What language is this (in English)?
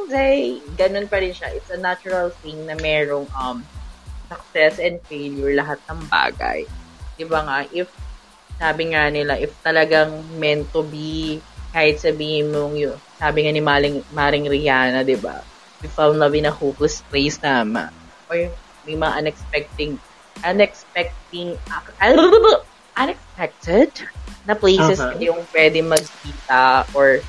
Filipino